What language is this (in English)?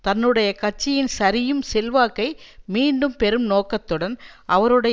Tamil